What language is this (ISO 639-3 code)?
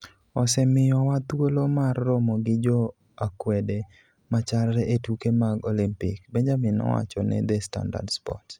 luo